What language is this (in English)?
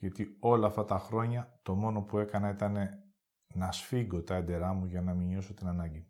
Greek